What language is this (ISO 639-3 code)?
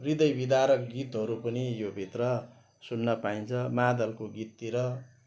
nep